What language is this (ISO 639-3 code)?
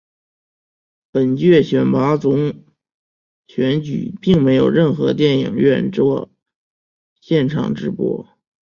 zho